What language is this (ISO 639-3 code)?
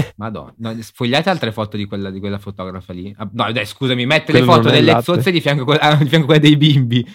ita